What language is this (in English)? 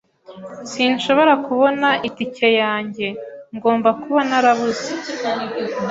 Kinyarwanda